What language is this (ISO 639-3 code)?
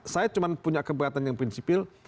ind